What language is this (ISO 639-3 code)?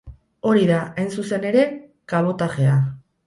eus